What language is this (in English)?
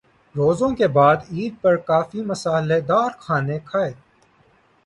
Urdu